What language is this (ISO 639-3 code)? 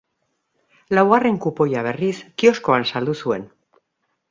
eus